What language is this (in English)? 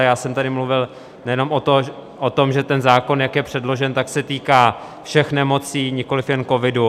Czech